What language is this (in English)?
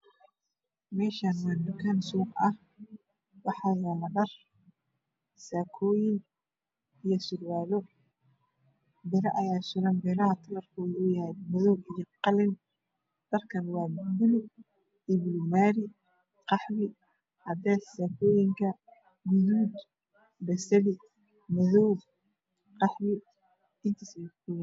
Somali